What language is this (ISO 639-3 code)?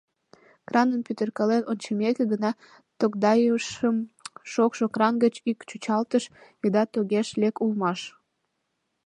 chm